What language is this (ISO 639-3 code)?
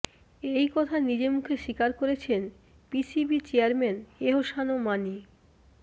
ben